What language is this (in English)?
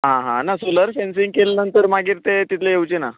Konkani